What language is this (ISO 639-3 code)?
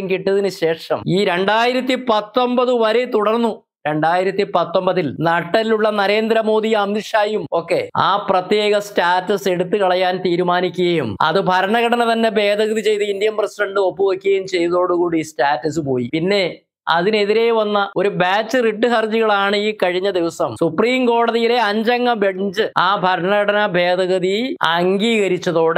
mal